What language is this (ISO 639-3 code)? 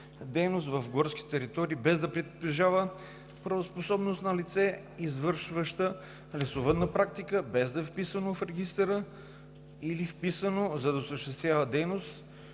bul